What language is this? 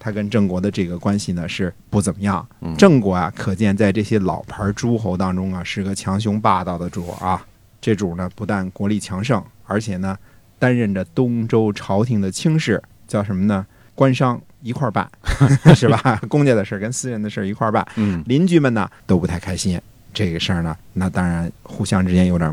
Chinese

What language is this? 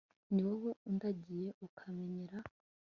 Kinyarwanda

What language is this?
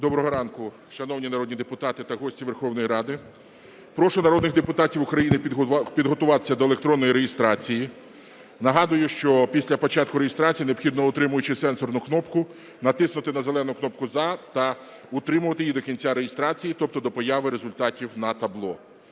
Ukrainian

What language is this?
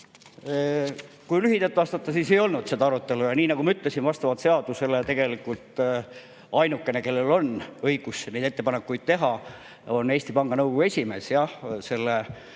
Estonian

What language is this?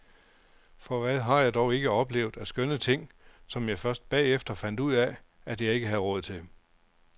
Danish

